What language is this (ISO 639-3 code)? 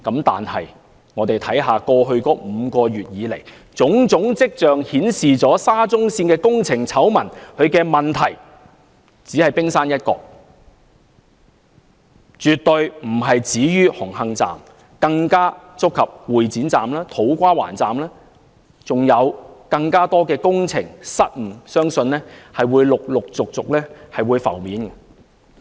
yue